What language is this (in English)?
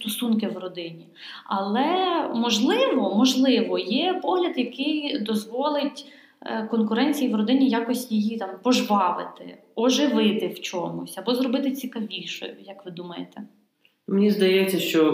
Ukrainian